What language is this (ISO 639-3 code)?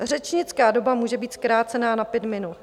ces